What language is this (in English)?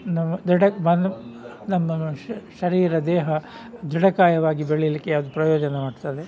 Kannada